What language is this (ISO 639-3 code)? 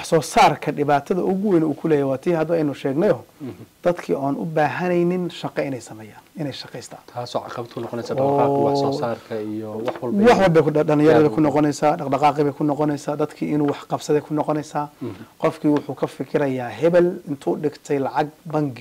ara